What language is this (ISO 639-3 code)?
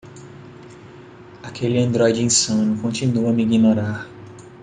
por